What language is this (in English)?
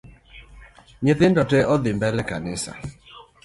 Luo (Kenya and Tanzania)